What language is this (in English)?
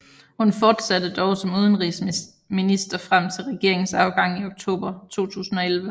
Danish